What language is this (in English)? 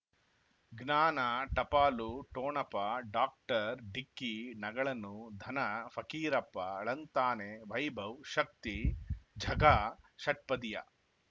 Kannada